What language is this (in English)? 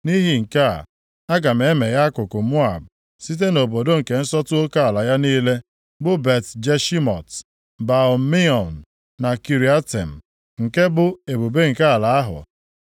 Igbo